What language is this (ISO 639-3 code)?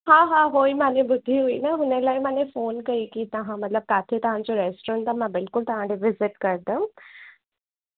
snd